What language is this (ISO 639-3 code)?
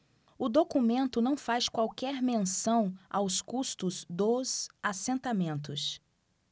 por